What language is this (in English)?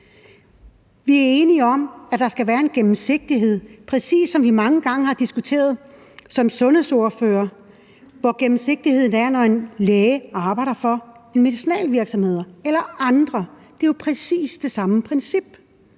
Danish